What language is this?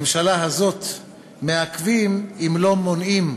Hebrew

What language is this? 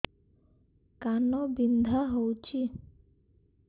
Odia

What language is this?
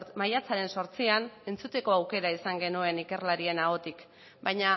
Basque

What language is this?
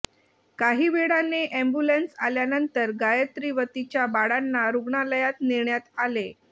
Marathi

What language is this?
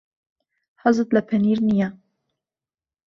Central Kurdish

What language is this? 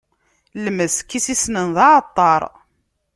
Kabyle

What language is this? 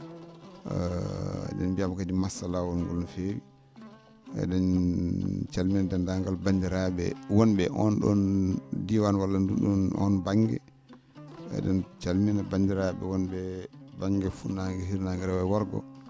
Fula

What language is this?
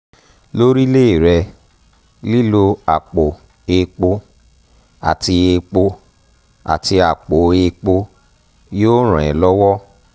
Yoruba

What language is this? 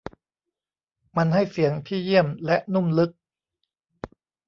Thai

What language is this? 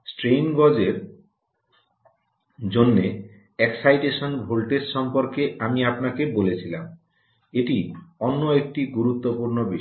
Bangla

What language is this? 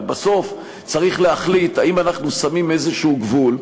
Hebrew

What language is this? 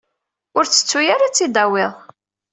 Kabyle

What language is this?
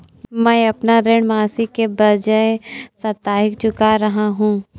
Hindi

